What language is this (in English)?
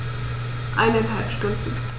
German